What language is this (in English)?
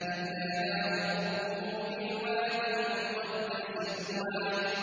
Arabic